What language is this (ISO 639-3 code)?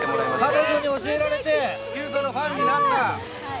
jpn